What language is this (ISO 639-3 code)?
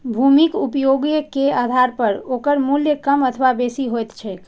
mai